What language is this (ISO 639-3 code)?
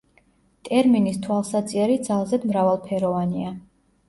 kat